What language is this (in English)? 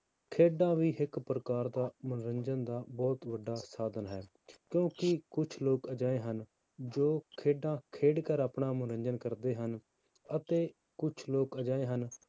Punjabi